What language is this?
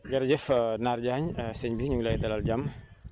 Wolof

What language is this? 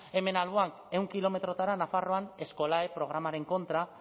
Basque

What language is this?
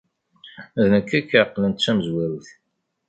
Kabyle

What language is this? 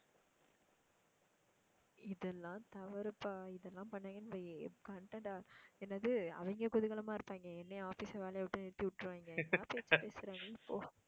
Tamil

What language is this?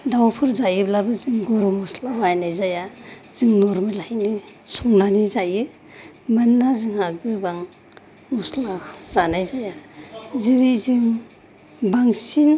Bodo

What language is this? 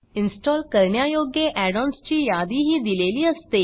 Marathi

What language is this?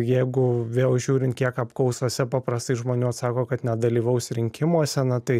Lithuanian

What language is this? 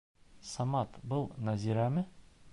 Bashkir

